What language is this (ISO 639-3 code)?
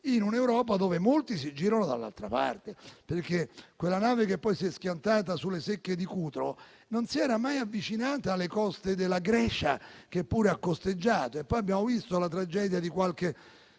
ita